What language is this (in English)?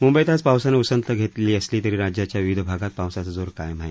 Marathi